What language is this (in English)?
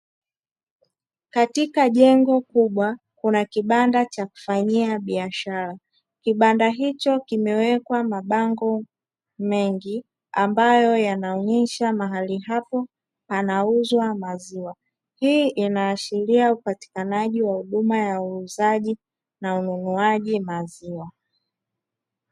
Swahili